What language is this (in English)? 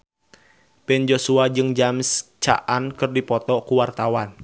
Sundanese